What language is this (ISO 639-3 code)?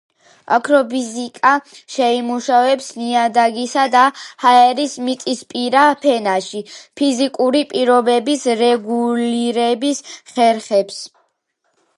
kat